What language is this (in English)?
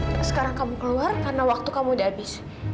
Indonesian